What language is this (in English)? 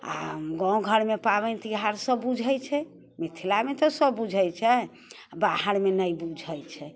Maithili